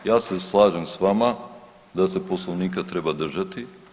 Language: Croatian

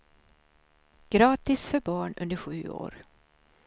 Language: Swedish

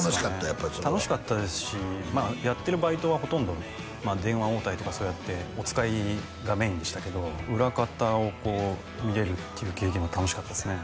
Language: Japanese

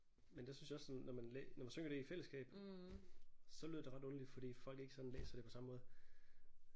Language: Danish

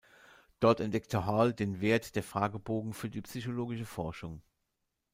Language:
German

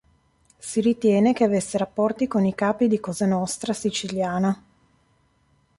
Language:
Italian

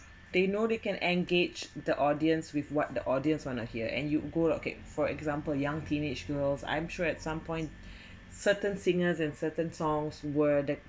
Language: English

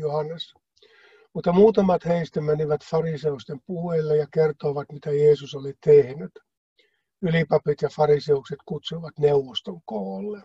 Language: Finnish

